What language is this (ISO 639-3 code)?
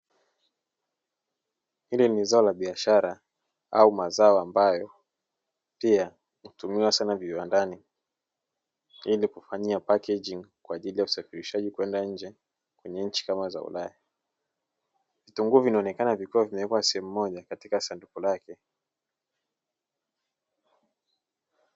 swa